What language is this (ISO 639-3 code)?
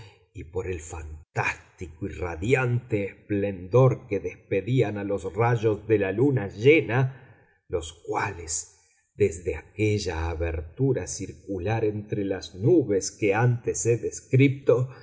spa